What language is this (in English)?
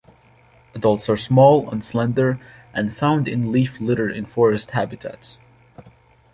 English